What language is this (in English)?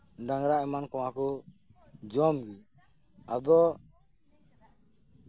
Santali